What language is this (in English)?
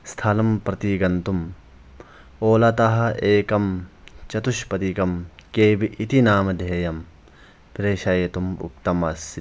Sanskrit